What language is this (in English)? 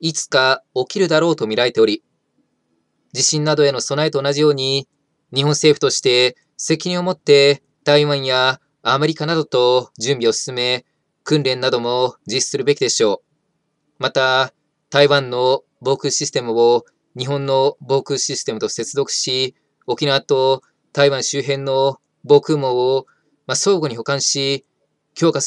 Japanese